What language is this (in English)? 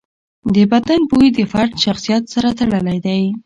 Pashto